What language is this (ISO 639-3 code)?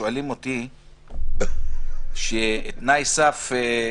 heb